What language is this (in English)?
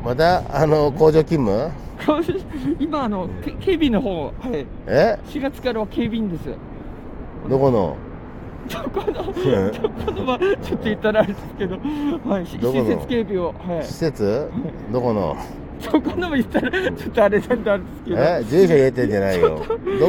Japanese